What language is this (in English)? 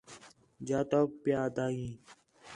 Khetrani